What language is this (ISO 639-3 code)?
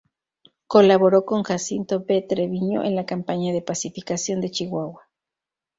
spa